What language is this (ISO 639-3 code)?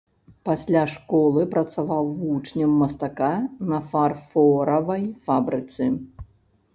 bel